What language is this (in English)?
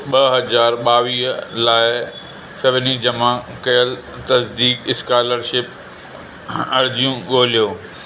Sindhi